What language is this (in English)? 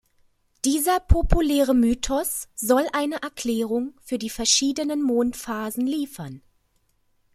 German